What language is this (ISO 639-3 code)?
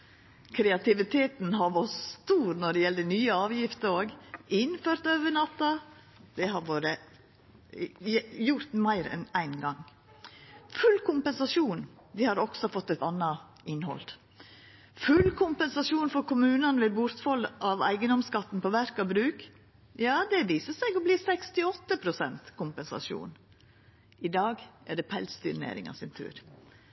nno